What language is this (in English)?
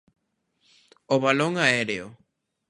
Galician